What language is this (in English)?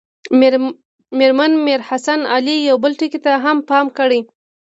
Pashto